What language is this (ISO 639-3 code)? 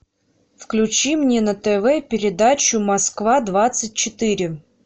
rus